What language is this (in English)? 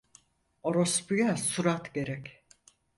Turkish